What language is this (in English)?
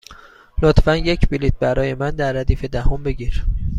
Persian